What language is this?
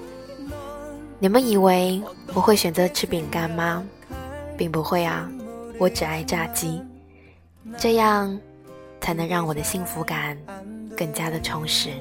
Chinese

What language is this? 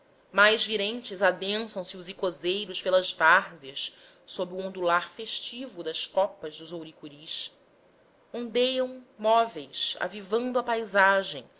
Portuguese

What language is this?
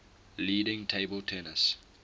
English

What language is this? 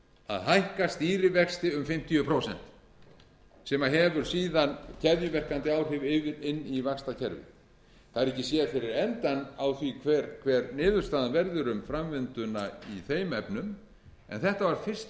Icelandic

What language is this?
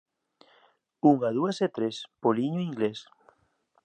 Galician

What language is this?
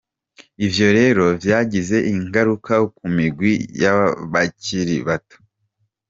Kinyarwanda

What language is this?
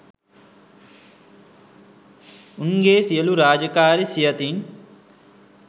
Sinhala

